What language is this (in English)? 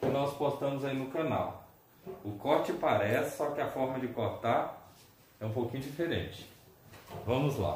Portuguese